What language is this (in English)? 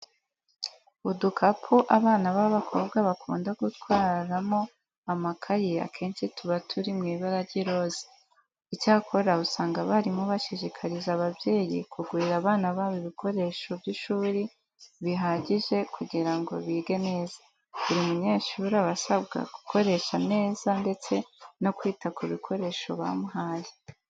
Kinyarwanda